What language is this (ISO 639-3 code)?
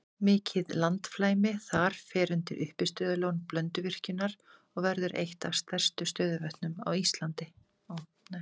isl